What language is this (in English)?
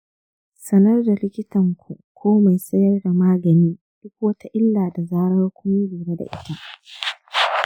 Hausa